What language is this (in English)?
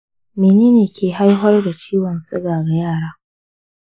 Hausa